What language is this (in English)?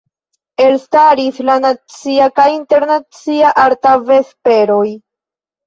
Esperanto